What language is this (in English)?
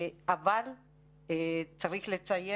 Hebrew